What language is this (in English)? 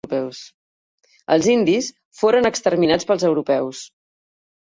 Catalan